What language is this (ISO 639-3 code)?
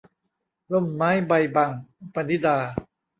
tha